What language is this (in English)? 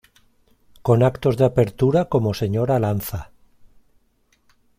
Spanish